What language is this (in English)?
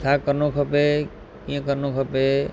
Sindhi